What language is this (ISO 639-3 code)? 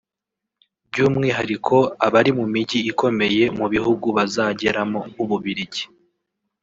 kin